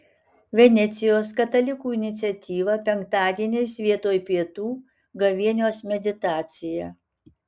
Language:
Lithuanian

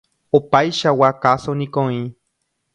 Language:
Guarani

